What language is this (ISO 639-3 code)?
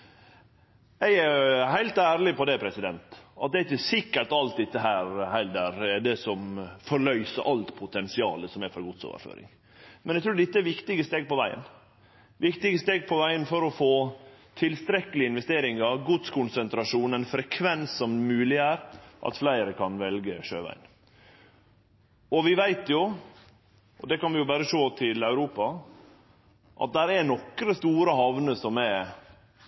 nno